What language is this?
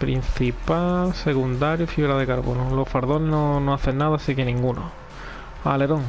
Spanish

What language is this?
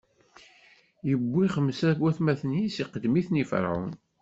Kabyle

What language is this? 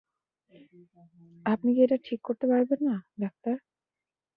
Bangla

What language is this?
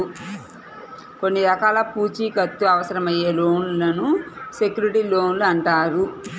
Telugu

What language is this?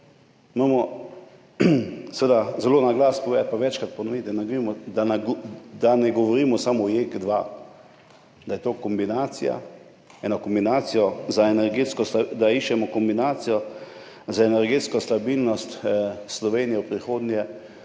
Slovenian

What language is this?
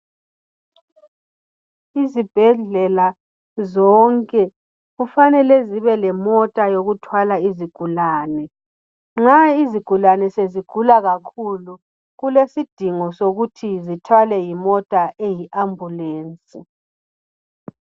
North Ndebele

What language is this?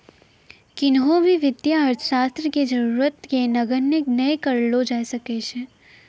Maithili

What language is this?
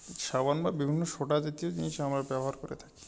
Bangla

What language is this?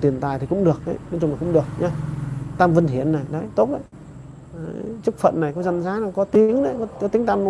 Vietnamese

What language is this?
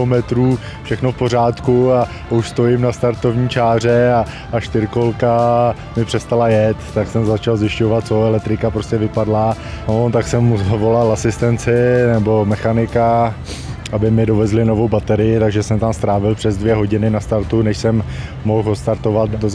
Czech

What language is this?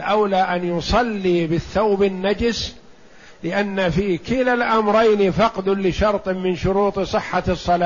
Arabic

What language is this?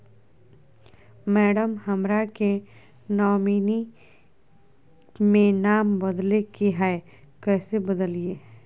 Magahi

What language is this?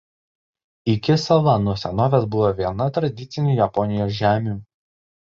Lithuanian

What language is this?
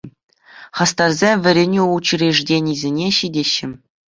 Chuvash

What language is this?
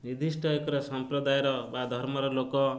Odia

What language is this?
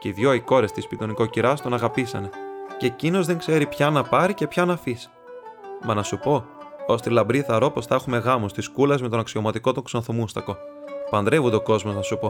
Greek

